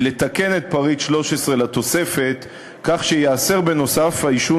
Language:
Hebrew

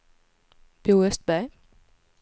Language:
Swedish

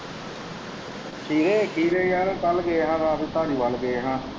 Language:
Punjabi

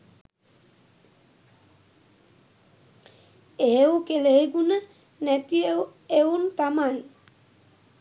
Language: Sinhala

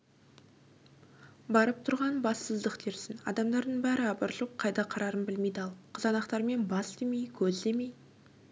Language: Kazakh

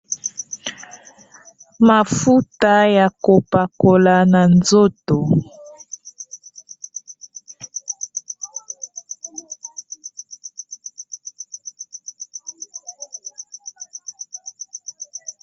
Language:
Lingala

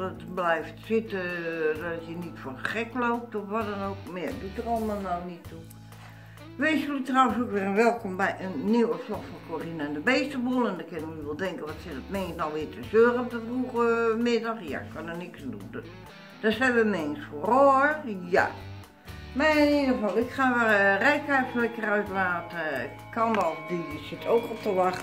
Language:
Dutch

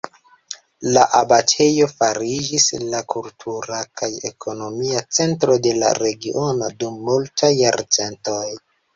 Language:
Esperanto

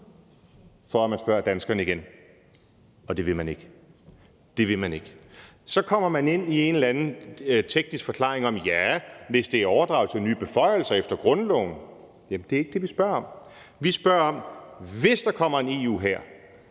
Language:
Danish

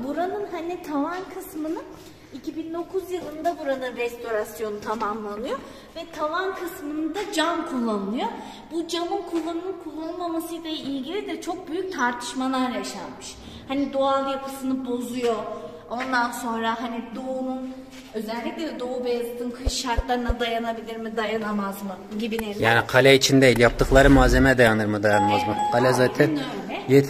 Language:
Turkish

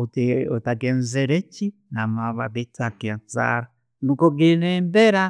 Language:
Tooro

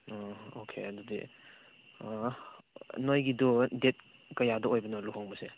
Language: Manipuri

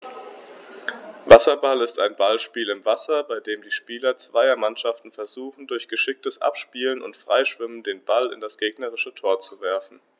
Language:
German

